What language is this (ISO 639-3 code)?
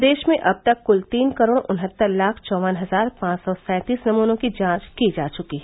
hin